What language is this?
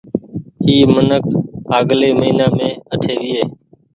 Goaria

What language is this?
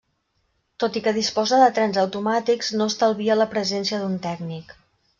Catalan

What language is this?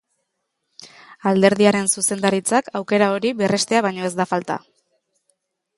Basque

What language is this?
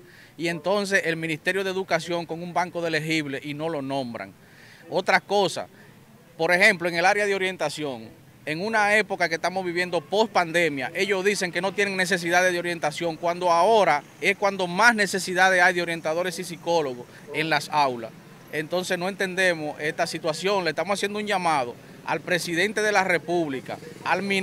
Spanish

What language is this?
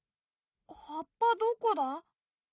Japanese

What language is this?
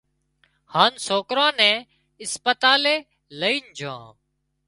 Wadiyara Koli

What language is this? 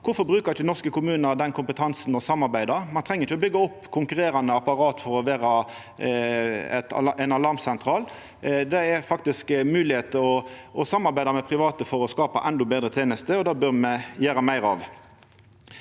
Norwegian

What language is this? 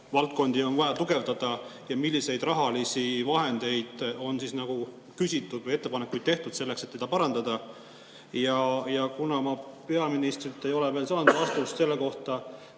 Estonian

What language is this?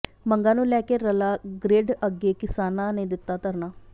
Punjabi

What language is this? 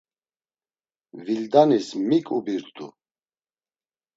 Laz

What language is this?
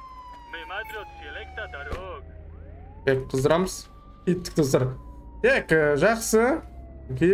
Turkish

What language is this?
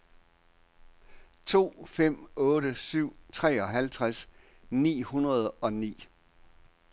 Danish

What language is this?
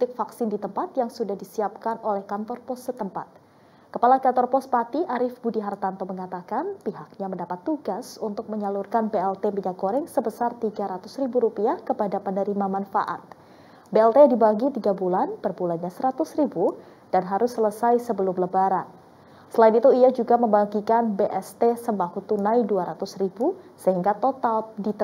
Indonesian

